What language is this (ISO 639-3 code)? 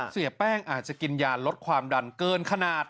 tha